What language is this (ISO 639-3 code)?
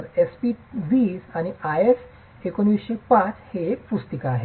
mar